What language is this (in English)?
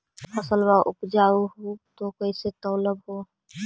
Magahi